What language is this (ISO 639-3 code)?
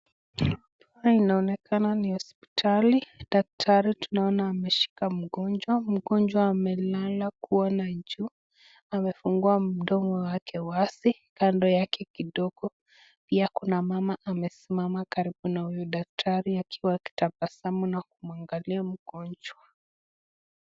swa